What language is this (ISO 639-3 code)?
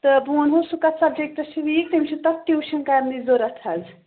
kas